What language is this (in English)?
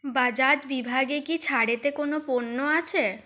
Bangla